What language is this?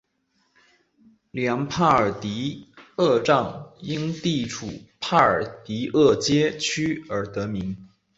Chinese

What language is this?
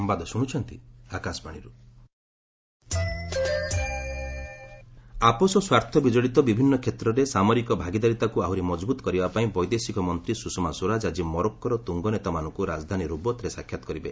Odia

